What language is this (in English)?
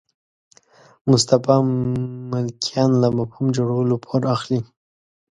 Pashto